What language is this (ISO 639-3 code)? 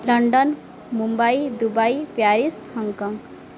ori